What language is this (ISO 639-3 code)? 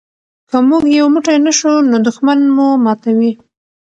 pus